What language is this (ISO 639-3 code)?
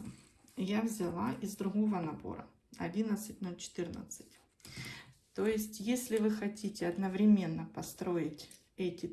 rus